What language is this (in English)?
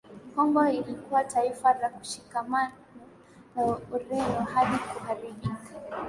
Swahili